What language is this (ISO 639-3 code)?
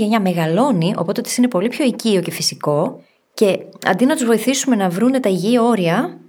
ell